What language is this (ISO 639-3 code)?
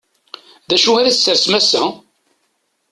kab